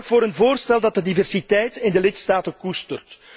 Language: Dutch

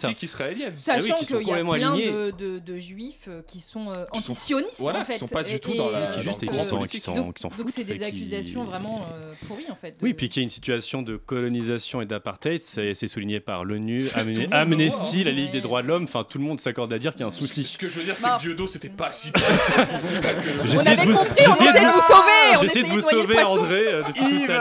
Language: French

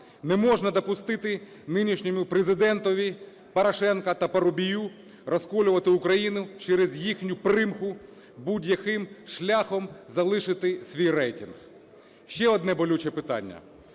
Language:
Ukrainian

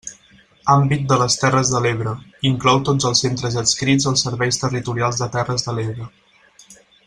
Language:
Catalan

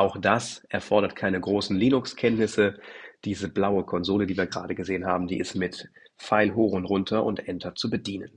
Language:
German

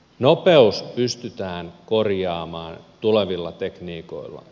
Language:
Finnish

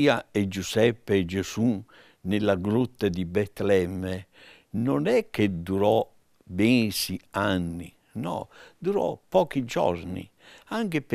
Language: Italian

